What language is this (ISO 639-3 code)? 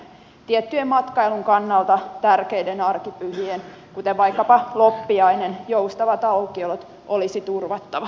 fin